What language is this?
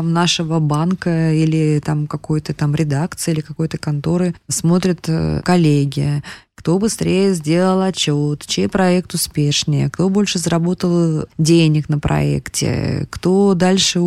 Russian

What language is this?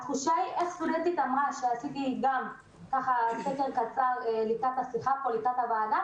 Hebrew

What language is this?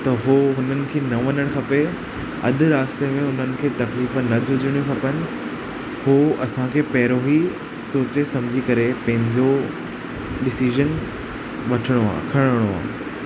Sindhi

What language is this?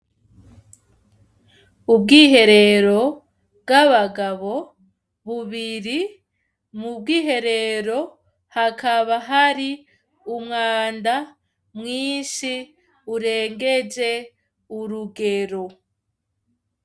Rundi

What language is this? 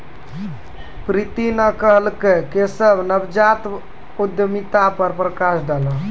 Maithili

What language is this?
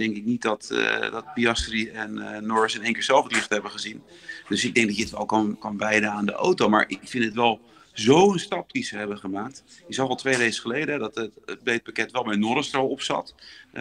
Dutch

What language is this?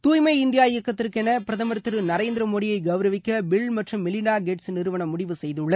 Tamil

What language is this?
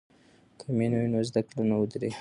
Pashto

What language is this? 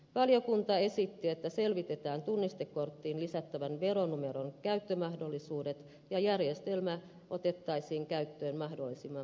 Finnish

